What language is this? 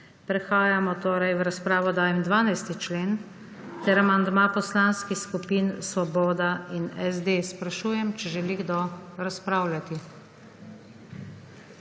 Slovenian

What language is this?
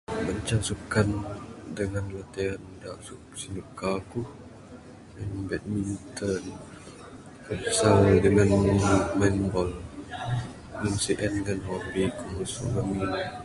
Bukar-Sadung Bidayuh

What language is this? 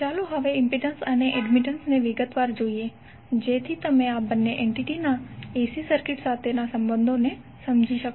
Gujarati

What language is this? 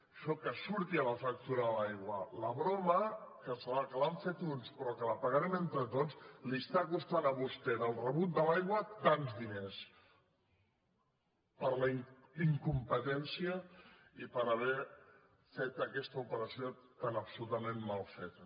Catalan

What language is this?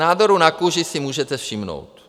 Czech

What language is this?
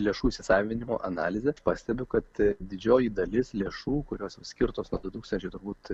Lithuanian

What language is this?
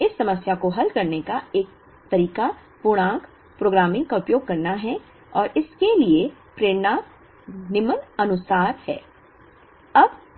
Hindi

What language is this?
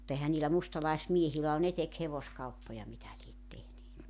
Finnish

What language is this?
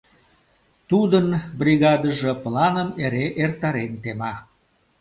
Mari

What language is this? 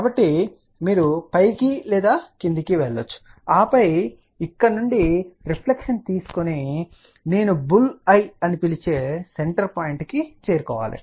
Telugu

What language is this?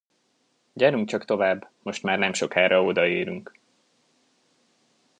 Hungarian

